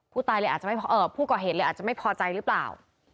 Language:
Thai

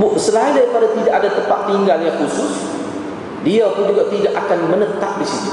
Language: Malay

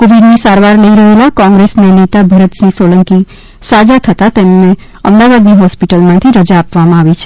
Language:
Gujarati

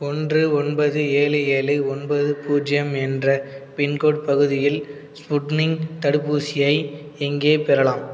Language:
Tamil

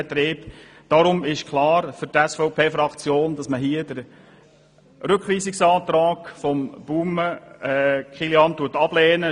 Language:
Swiss German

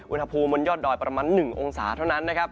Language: Thai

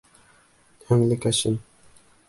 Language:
Bashkir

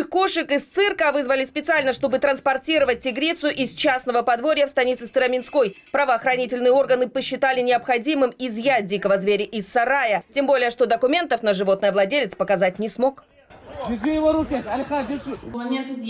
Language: Russian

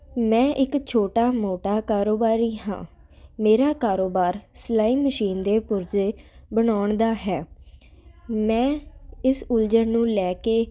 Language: Punjabi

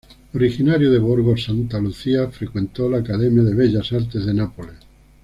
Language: Spanish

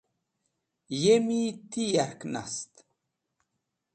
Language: Wakhi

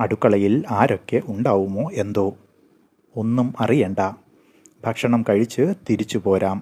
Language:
Malayalam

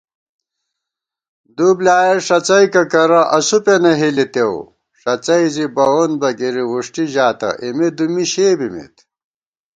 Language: Gawar-Bati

